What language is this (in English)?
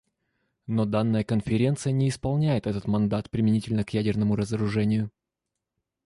Russian